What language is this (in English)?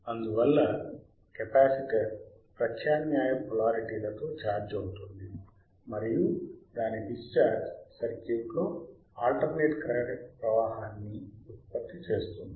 Telugu